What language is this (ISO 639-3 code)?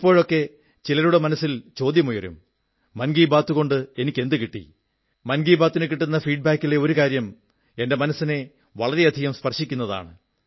mal